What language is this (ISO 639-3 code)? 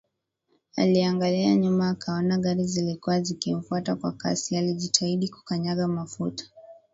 swa